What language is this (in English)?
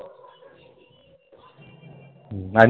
Marathi